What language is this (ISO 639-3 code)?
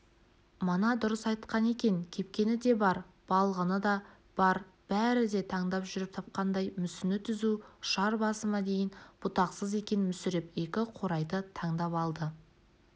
kaz